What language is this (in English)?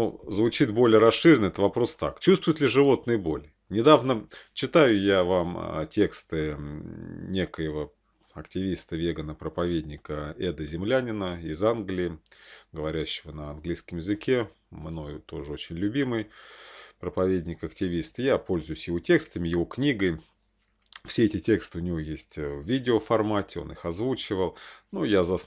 Russian